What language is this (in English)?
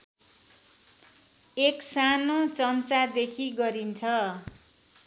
Nepali